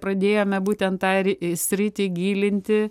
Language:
Lithuanian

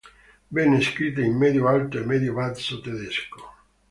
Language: Italian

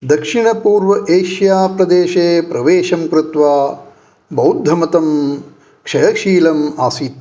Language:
Sanskrit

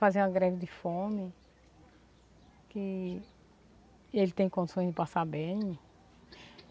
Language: Portuguese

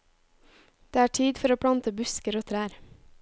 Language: Norwegian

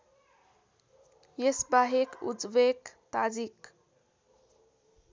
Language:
Nepali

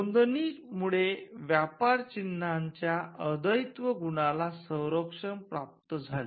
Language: Marathi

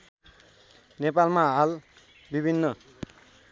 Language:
Nepali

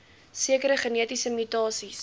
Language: Afrikaans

